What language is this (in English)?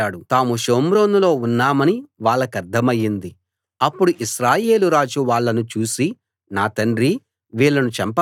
Telugu